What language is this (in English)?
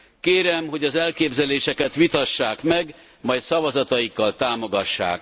Hungarian